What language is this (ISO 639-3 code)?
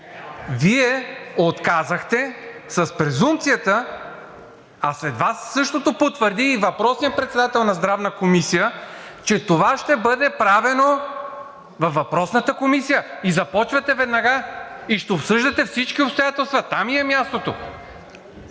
bul